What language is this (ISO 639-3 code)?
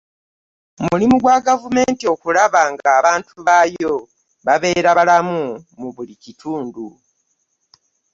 lug